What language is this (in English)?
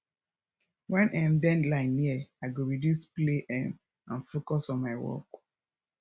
Nigerian Pidgin